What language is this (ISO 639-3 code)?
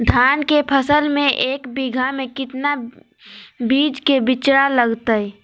mag